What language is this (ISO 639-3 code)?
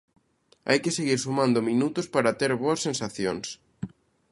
glg